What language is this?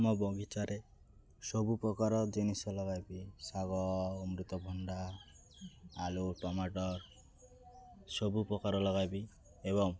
Odia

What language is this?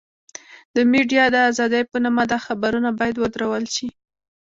Pashto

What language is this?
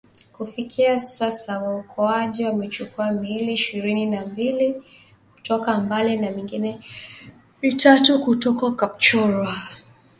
Swahili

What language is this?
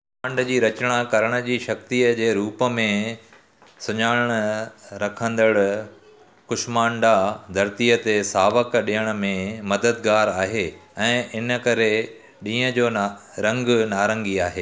Sindhi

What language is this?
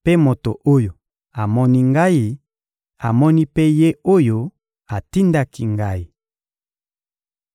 Lingala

